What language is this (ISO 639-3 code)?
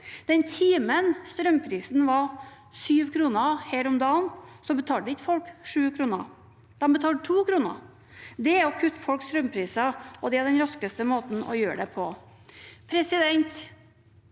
nor